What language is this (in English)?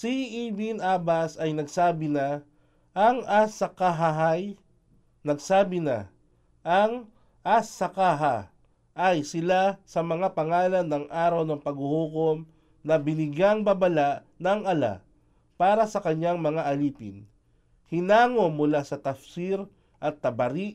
Filipino